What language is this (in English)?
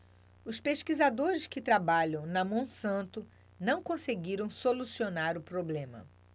Portuguese